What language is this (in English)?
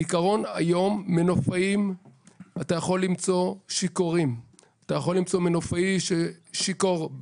Hebrew